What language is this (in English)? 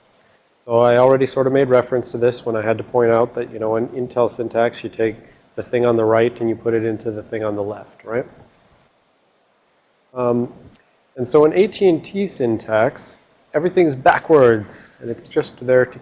English